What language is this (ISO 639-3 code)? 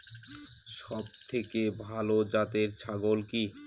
ben